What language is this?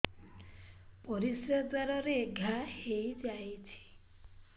Odia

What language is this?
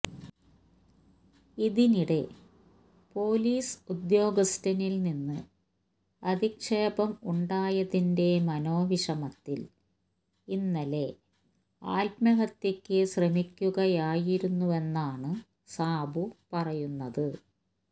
Malayalam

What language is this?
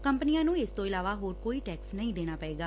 Punjabi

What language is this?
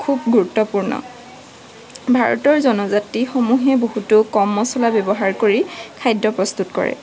Assamese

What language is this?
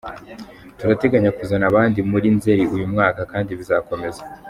Kinyarwanda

